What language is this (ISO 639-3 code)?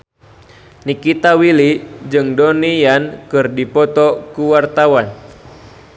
sun